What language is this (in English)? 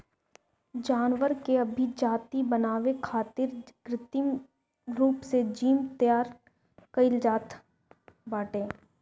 Bhojpuri